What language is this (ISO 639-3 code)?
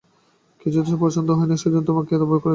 ben